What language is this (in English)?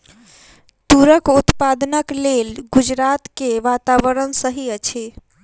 Maithili